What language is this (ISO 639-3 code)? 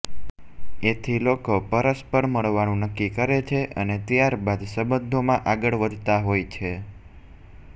guj